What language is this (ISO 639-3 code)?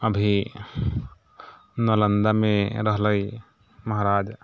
mai